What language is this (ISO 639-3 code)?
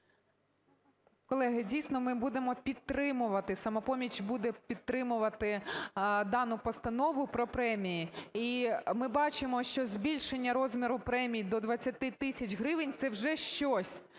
ukr